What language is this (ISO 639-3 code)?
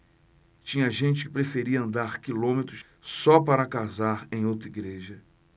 por